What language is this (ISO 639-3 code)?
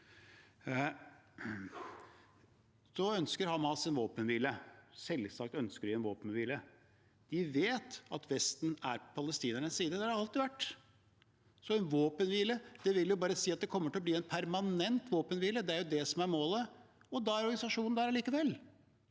nor